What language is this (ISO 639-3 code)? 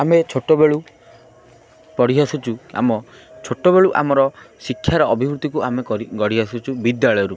ori